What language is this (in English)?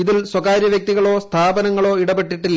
Malayalam